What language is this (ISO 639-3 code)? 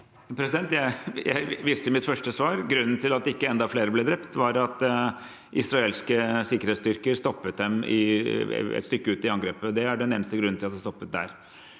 nor